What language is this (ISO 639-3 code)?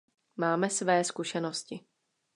ces